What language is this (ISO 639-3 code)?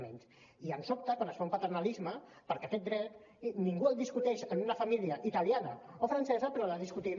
cat